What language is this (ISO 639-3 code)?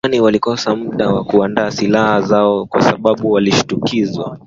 swa